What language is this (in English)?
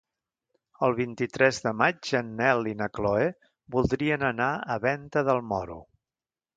Catalan